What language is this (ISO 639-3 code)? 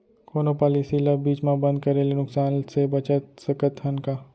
hne